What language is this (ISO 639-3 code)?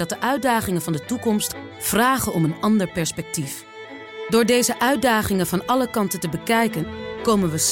nld